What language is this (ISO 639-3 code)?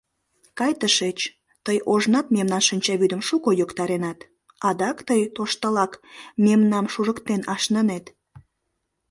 chm